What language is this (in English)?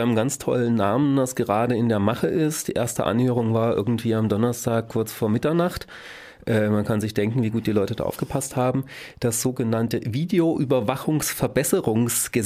German